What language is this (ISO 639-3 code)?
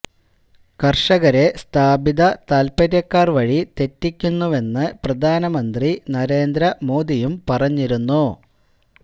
mal